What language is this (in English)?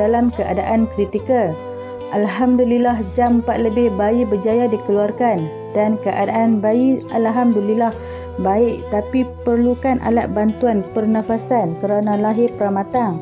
Malay